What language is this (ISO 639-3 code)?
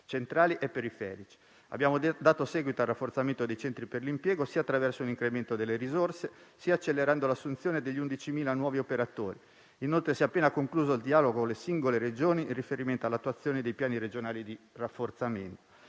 ita